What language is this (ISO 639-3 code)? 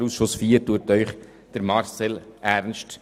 gsw